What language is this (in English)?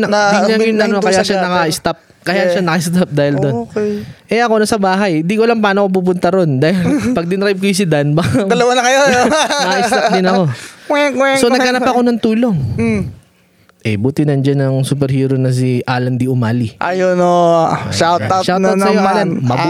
Filipino